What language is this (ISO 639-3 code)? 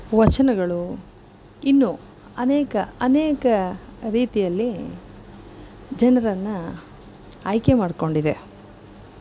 kan